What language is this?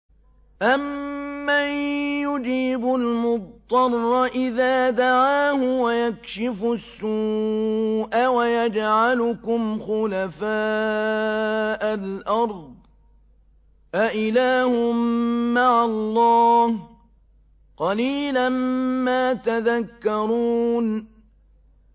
Arabic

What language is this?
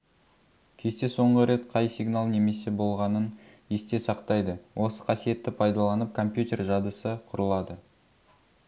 Kazakh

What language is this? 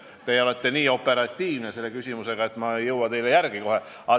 Estonian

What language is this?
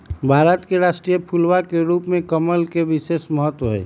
Magahi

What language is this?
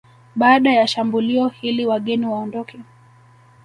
Swahili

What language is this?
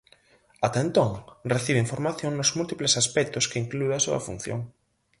Galician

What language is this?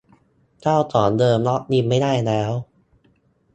Thai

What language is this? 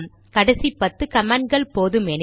Tamil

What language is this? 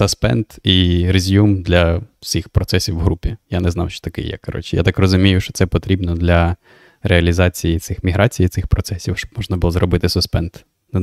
Ukrainian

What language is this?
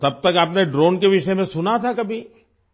Urdu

